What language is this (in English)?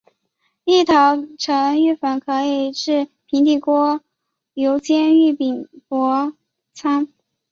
Chinese